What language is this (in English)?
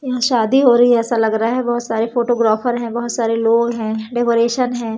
Hindi